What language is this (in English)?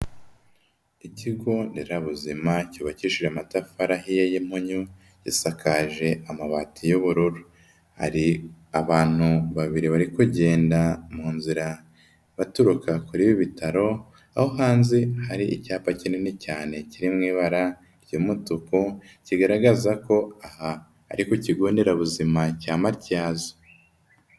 Kinyarwanda